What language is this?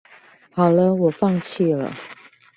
Chinese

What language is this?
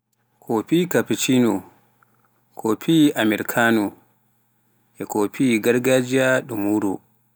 Pular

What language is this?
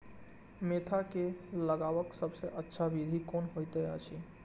Maithili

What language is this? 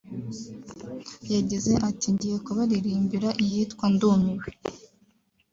Kinyarwanda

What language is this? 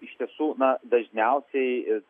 Lithuanian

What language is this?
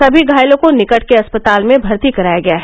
Hindi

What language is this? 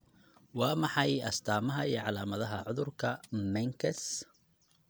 Somali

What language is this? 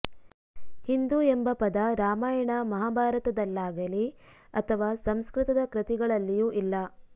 Kannada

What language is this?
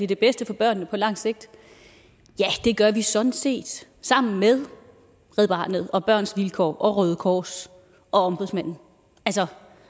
Danish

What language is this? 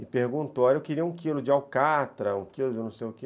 Portuguese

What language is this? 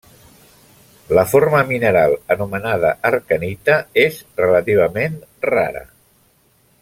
Catalan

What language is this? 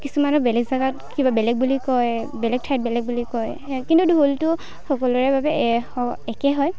Assamese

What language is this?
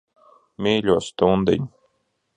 Latvian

